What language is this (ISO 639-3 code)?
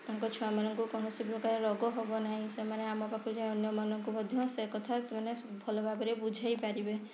ori